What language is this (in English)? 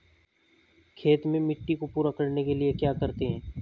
Hindi